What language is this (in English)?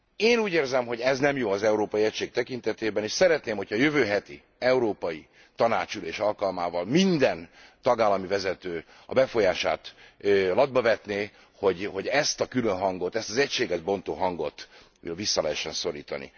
Hungarian